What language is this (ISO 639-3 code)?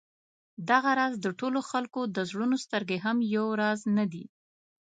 pus